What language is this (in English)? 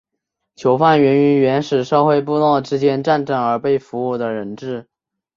Chinese